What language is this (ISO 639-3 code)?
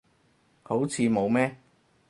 yue